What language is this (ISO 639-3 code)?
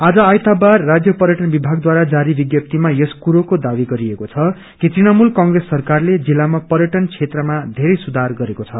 nep